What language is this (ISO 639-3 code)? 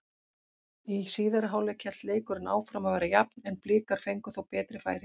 isl